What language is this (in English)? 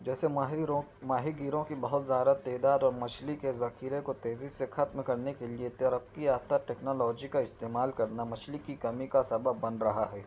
Urdu